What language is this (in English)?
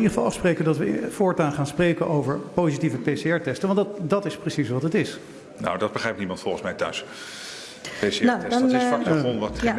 Dutch